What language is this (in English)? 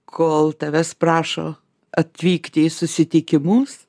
Lithuanian